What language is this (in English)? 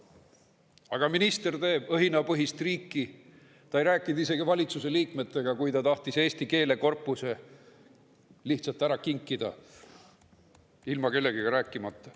Estonian